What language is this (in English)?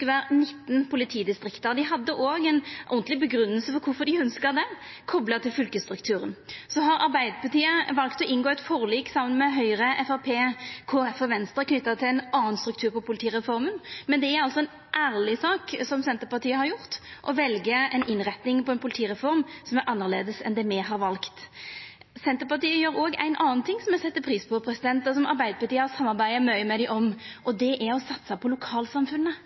Norwegian Nynorsk